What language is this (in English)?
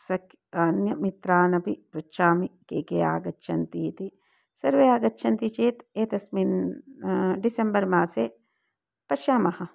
Sanskrit